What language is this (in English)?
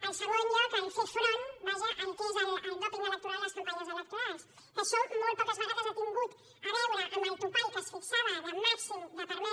Catalan